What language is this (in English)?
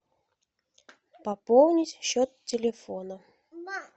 Russian